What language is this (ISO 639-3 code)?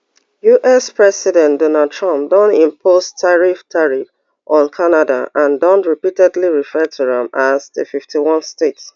pcm